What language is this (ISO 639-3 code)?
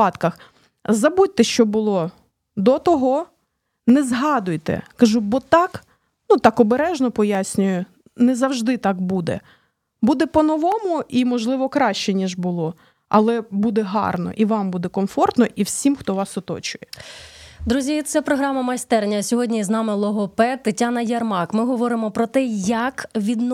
ukr